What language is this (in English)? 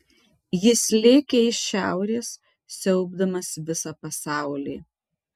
Lithuanian